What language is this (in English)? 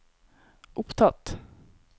Norwegian